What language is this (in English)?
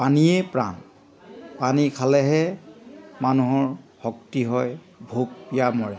Assamese